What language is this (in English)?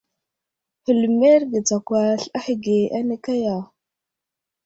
Wuzlam